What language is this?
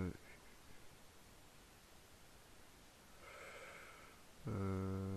French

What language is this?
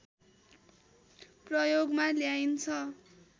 Nepali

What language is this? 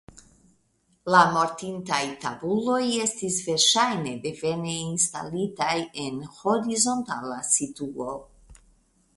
Esperanto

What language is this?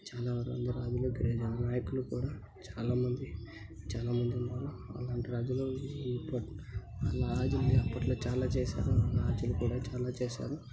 Telugu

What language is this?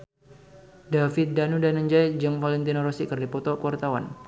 Sundanese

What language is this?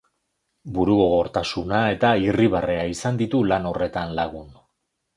Basque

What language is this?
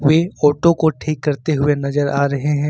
Hindi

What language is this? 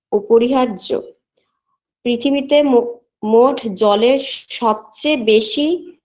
Bangla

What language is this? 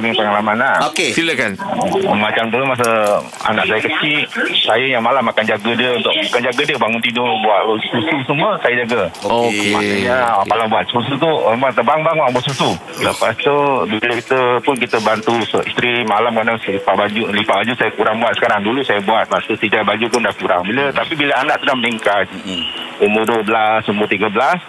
Malay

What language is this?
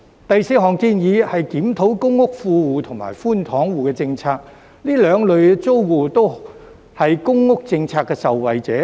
Cantonese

